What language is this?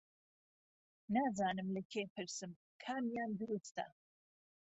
Central Kurdish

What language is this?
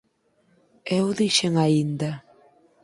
Galician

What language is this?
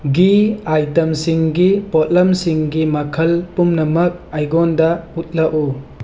Manipuri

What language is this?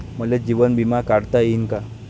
Marathi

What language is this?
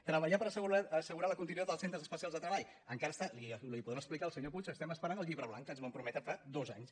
Catalan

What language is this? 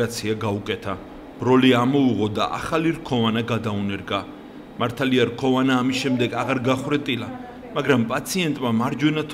Romanian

